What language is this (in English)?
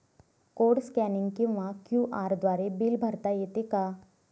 Marathi